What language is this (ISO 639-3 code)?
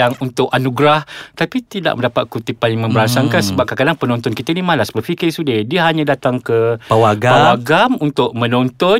msa